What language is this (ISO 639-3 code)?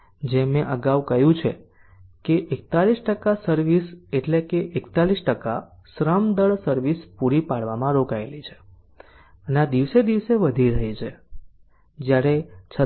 guj